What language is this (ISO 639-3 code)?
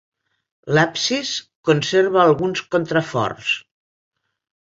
cat